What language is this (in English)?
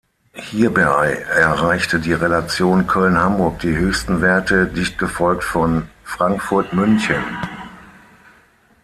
German